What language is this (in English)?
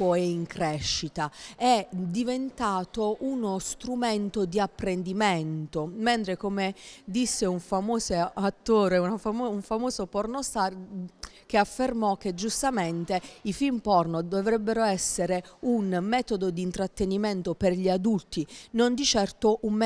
Italian